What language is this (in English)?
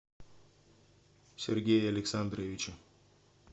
Russian